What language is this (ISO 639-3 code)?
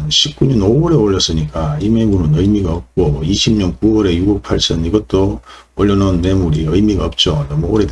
kor